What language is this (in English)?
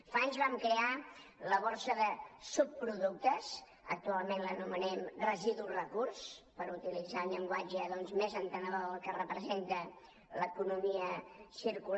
Catalan